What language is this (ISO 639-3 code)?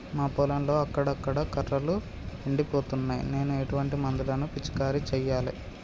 tel